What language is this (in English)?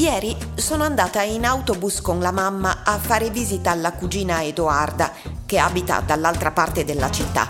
Italian